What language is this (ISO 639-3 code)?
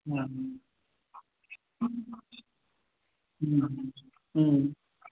san